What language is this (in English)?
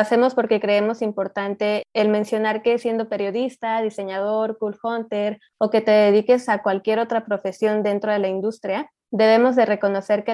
Spanish